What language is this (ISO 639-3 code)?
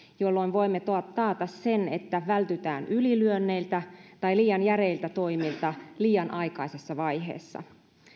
fin